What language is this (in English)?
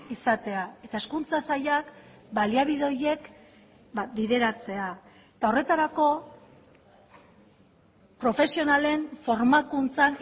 Basque